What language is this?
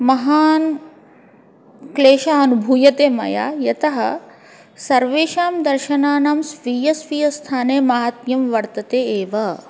Sanskrit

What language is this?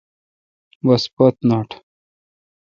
Kalkoti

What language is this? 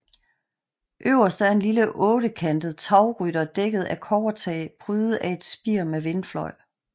Danish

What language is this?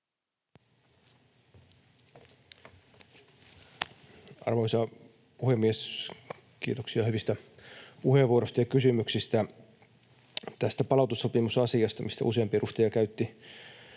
Finnish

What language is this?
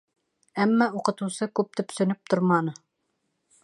Bashkir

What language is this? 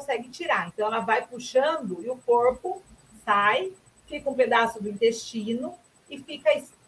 Portuguese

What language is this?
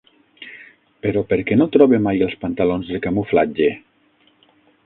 Catalan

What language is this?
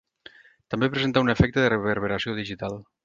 Catalan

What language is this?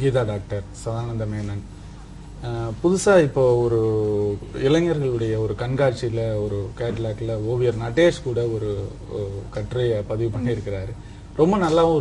Korean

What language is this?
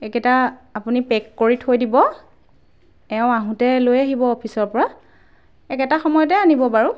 Assamese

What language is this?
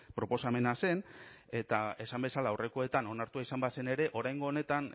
Basque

